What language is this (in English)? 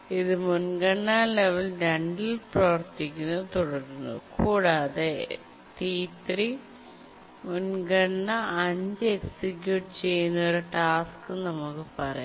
Malayalam